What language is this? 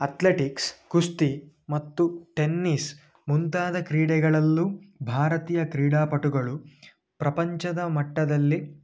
Kannada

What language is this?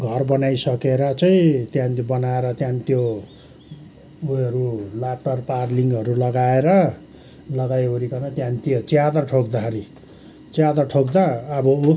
Nepali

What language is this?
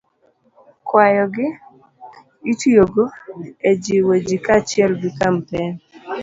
Luo (Kenya and Tanzania)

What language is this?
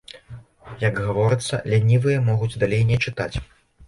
Belarusian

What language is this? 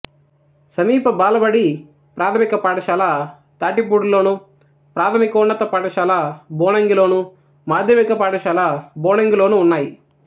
Telugu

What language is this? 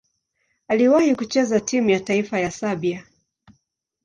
Swahili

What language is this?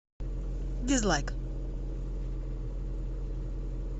Russian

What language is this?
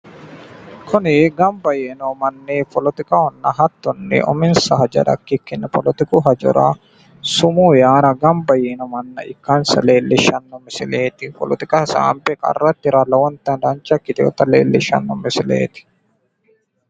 Sidamo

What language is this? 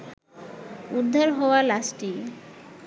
Bangla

